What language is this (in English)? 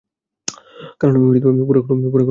Bangla